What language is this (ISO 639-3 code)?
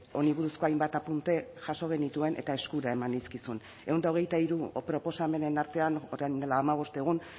eus